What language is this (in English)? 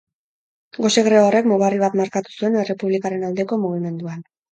Basque